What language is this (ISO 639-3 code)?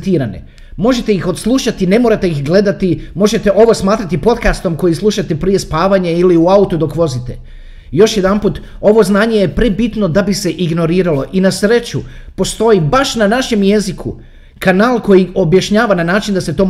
hrv